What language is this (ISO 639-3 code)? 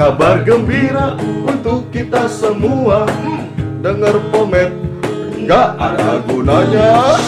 ind